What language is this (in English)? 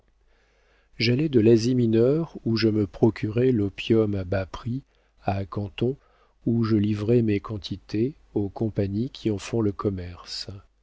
French